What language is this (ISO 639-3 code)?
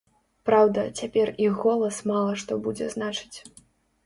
bel